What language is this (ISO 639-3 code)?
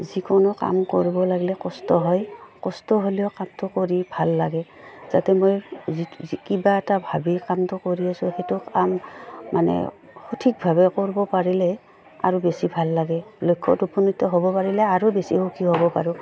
asm